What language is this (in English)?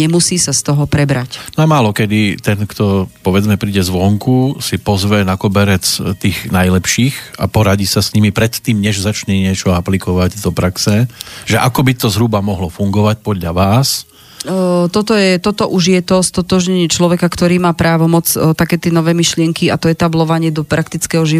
Slovak